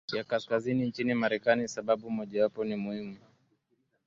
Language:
Swahili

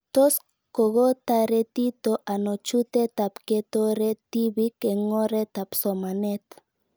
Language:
Kalenjin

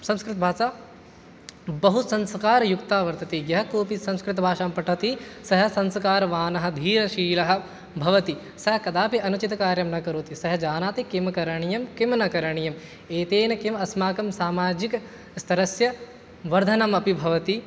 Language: Sanskrit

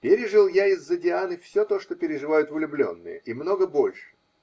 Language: Russian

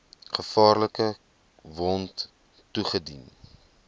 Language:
Afrikaans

